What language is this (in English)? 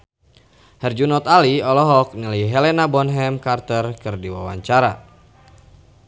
Sundanese